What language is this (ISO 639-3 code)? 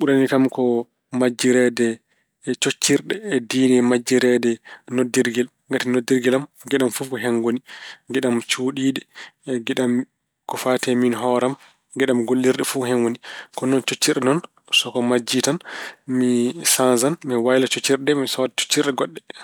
ful